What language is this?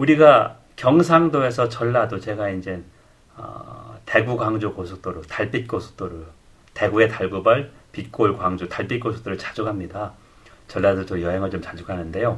Korean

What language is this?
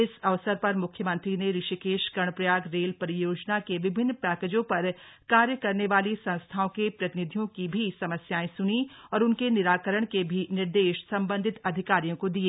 Hindi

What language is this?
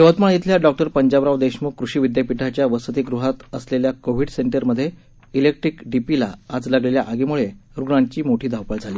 Marathi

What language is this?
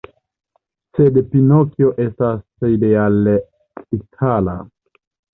Esperanto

